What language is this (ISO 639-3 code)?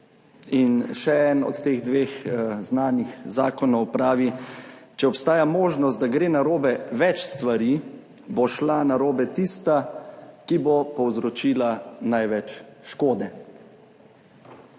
slv